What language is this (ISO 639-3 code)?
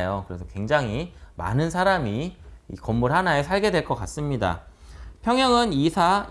kor